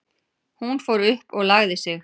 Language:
Icelandic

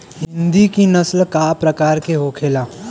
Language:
Bhojpuri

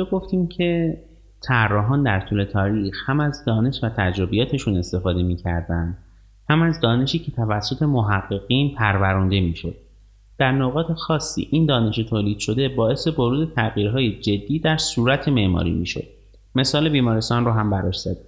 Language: Persian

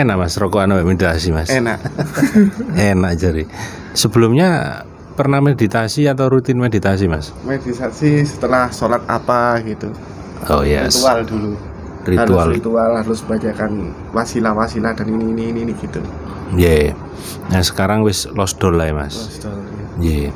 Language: Indonesian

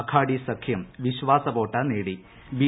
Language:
Malayalam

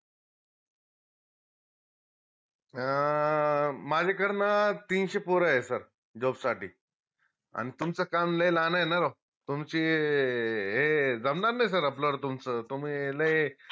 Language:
Marathi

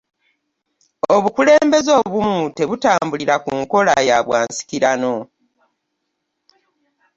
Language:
Ganda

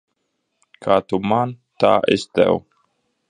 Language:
Latvian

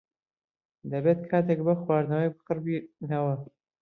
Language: Central Kurdish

